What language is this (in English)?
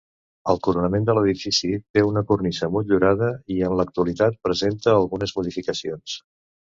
Catalan